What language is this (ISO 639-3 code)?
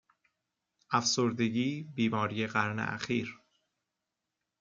fas